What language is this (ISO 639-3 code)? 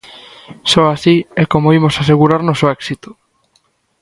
glg